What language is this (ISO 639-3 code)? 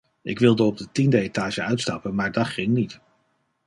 nld